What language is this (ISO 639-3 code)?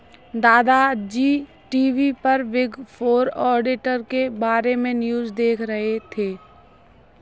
hin